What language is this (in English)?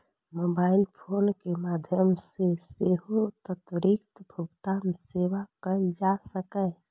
Maithili